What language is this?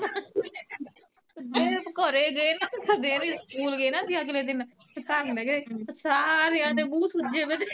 Punjabi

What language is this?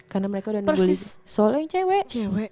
Indonesian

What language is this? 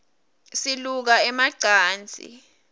Swati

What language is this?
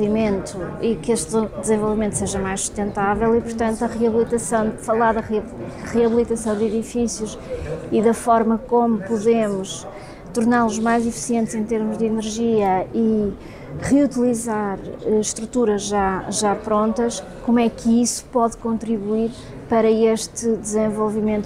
Portuguese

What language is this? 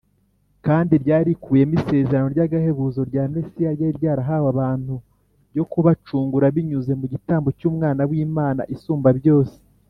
Kinyarwanda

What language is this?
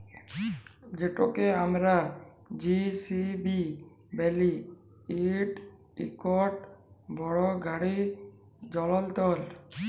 Bangla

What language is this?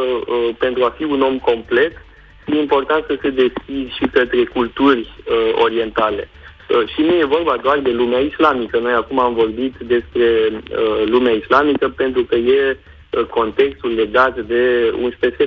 Romanian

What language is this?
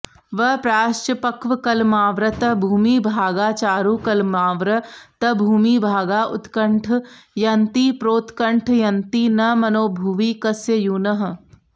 Sanskrit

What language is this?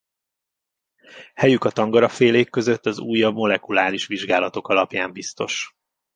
Hungarian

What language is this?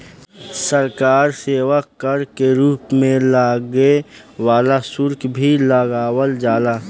Bhojpuri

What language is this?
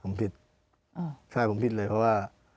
Thai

